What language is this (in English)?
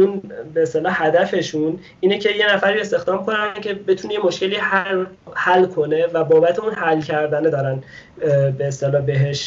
Persian